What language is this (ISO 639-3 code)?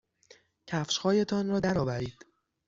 fas